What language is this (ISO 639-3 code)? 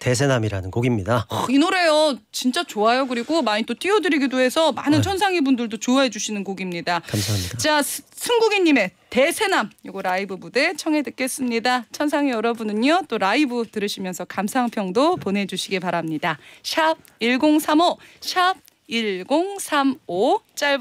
kor